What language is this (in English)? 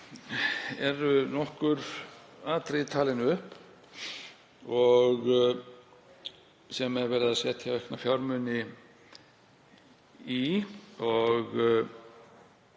Icelandic